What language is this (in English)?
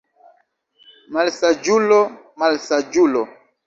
Esperanto